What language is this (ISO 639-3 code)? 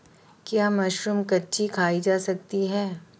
hin